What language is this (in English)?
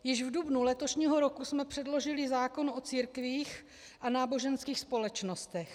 Czech